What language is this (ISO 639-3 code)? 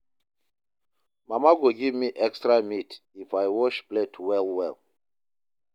pcm